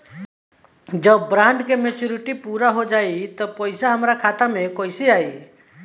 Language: Bhojpuri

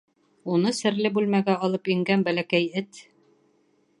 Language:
Bashkir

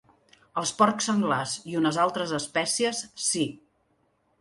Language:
Catalan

